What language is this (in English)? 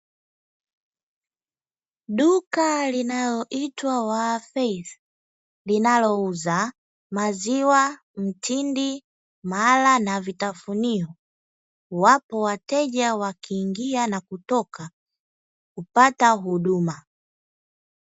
Swahili